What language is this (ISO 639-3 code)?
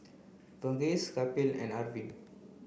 eng